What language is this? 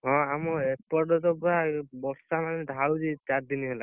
Odia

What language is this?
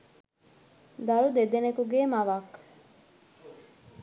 Sinhala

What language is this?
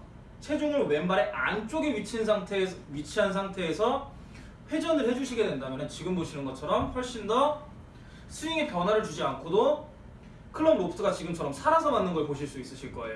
Korean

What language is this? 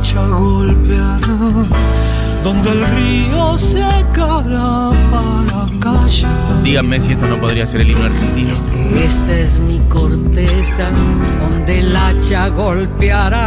Spanish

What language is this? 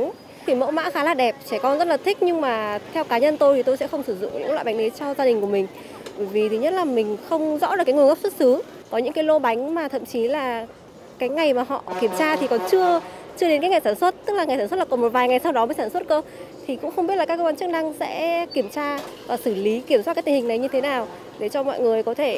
Vietnamese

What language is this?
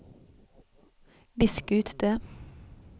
Norwegian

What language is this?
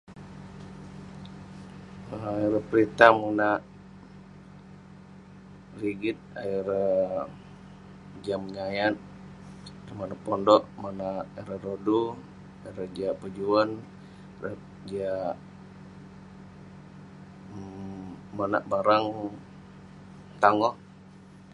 Western Penan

